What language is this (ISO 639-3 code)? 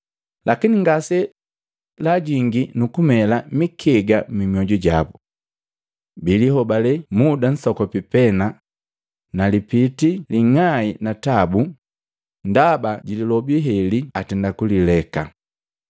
mgv